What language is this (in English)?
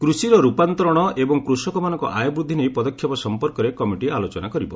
Odia